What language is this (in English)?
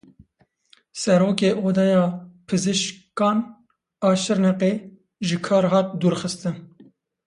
Kurdish